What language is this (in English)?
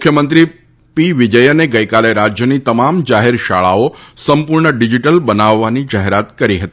Gujarati